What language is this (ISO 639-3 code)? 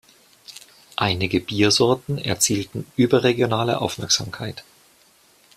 deu